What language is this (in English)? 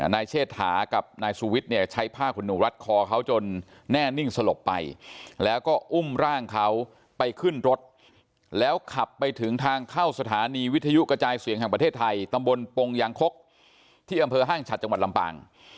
Thai